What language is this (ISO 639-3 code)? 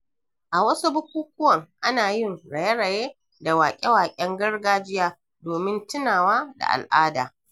hau